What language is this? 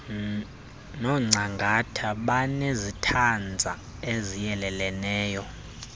Xhosa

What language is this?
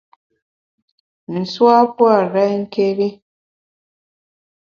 Bamun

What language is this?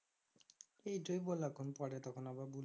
Bangla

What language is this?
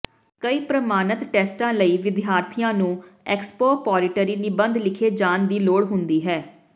Punjabi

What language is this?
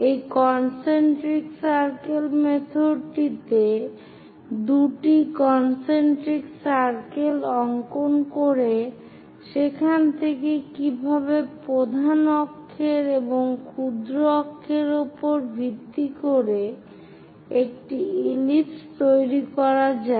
Bangla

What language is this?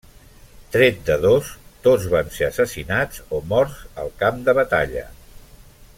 Catalan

